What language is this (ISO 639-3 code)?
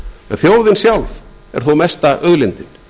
isl